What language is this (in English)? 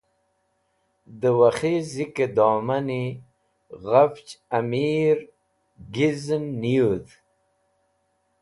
Wakhi